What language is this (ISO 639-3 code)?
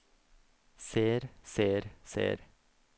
nor